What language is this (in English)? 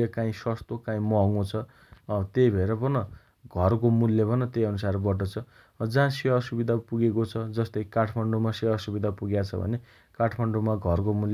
Dotyali